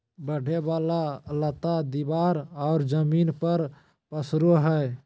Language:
Magahi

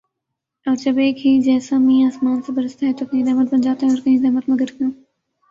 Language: Urdu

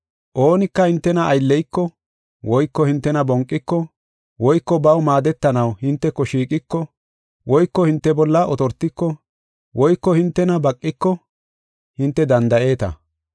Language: Gofa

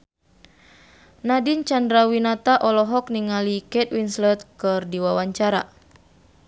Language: Sundanese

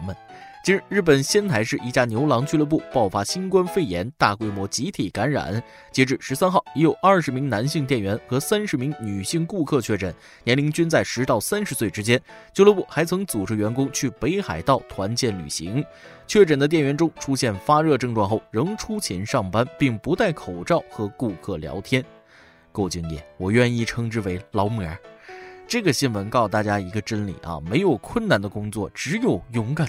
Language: Chinese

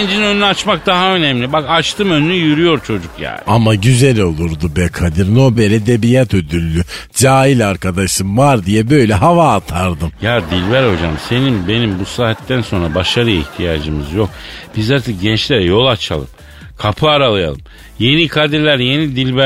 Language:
Turkish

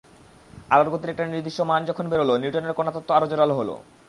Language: Bangla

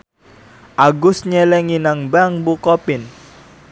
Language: Javanese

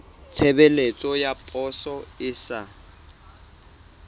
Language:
Southern Sotho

